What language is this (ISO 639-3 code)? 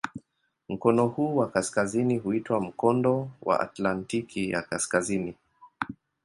swa